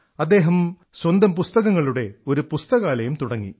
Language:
Malayalam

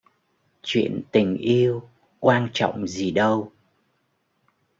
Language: Vietnamese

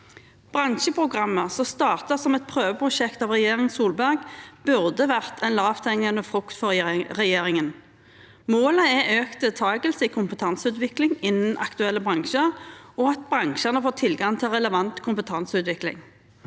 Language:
Norwegian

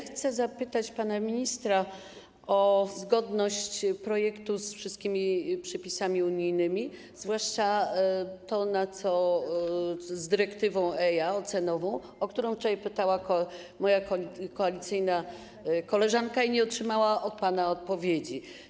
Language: Polish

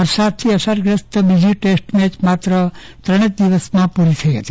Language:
Gujarati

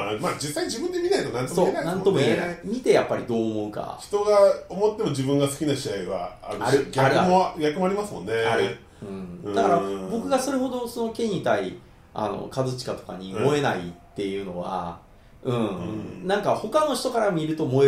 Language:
Japanese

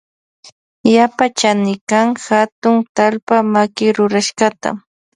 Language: Loja Highland Quichua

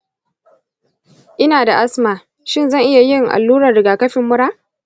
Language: Hausa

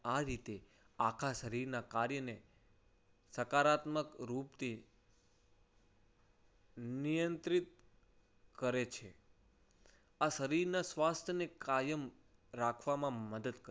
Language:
Gujarati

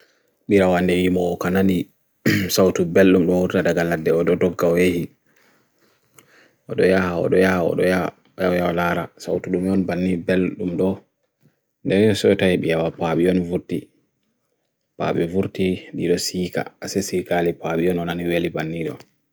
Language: Bagirmi Fulfulde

